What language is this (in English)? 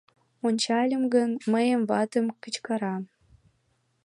Mari